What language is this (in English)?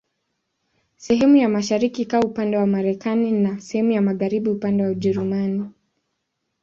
Swahili